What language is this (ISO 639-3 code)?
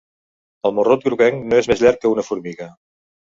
cat